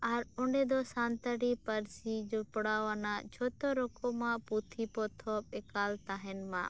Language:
Santali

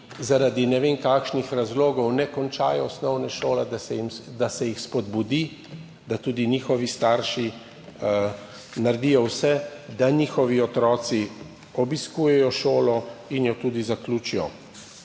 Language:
Slovenian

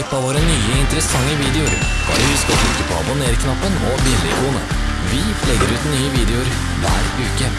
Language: Norwegian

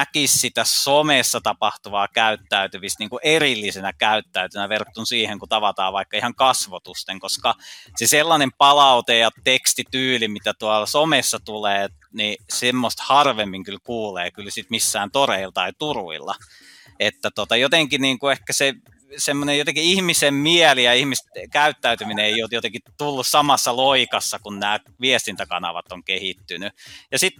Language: Finnish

